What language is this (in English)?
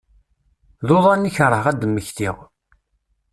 Kabyle